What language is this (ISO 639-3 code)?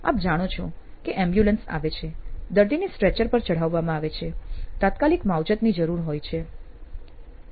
guj